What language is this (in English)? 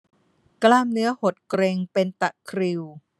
Thai